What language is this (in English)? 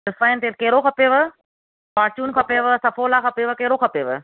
Sindhi